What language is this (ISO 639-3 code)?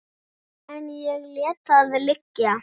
isl